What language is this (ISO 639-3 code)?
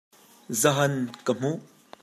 cnh